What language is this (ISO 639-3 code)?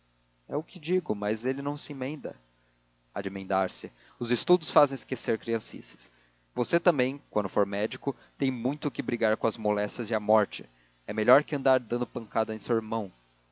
por